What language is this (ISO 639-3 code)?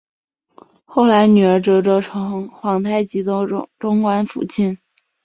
zho